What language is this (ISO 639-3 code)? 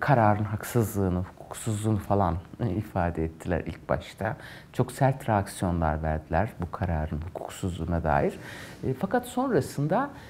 tur